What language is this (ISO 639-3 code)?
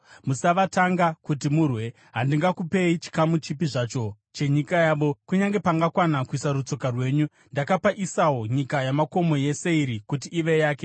sna